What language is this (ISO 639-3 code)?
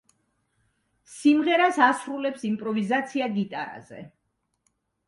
kat